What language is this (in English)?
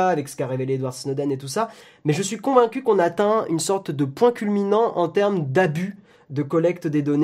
French